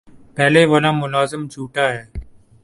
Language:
Urdu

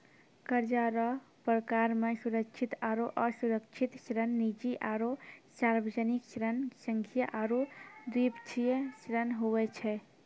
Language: Maithili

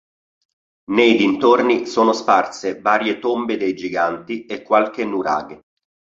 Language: Italian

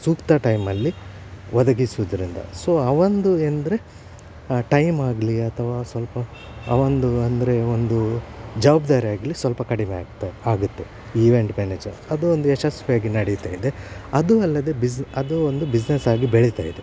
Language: Kannada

